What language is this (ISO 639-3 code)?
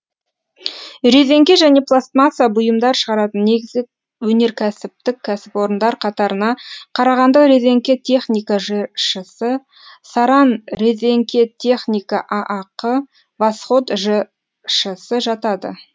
kaz